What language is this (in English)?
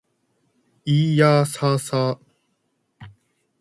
Japanese